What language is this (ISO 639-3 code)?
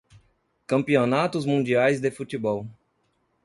por